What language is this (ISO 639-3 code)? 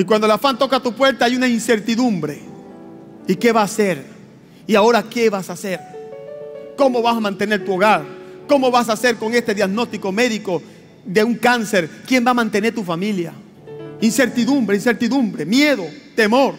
spa